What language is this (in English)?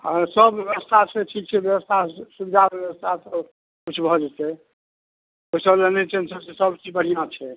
Maithili